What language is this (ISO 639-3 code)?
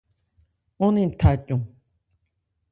ebr